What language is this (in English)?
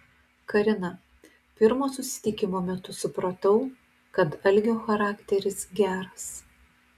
Lithuanian